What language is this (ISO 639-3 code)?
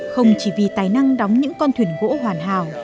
vie